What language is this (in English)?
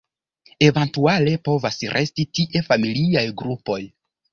Esperanto